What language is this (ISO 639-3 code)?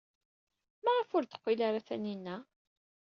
kab